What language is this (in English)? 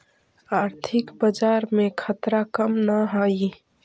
Magahi